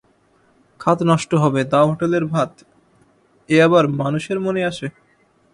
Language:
Bangla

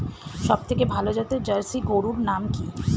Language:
Bangla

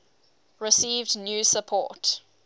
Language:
English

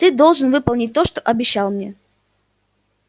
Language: Russian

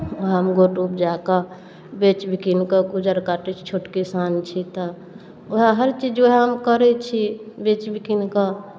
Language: Maithili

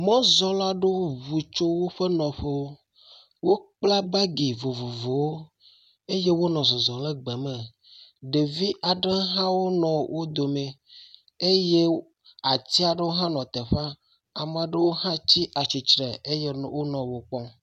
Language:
Ewe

